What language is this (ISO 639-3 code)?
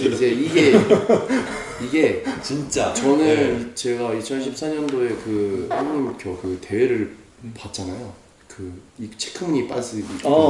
kor